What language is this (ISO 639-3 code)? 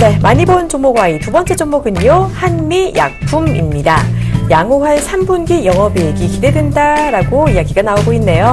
kor